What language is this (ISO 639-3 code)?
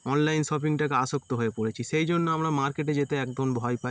ben